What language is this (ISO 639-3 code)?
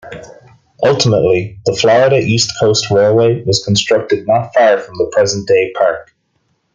eng